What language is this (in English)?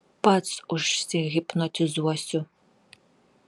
Lithuanian